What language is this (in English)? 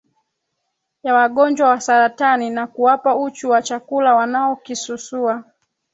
Swahili